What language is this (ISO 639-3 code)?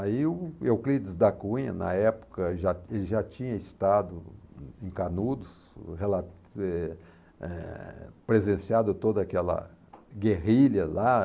por